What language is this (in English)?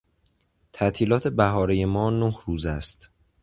Persian